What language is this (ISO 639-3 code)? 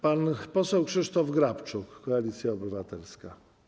pol